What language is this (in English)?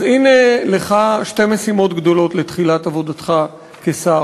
Hebrew